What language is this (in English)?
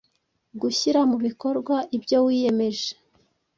Kinyarwanda